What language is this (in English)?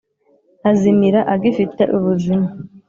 Kinyarwanda